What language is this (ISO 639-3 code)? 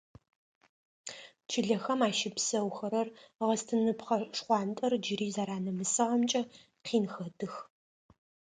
ady